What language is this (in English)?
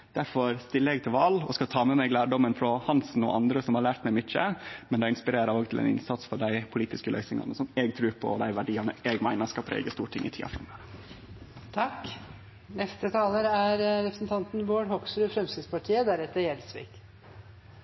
Norwegian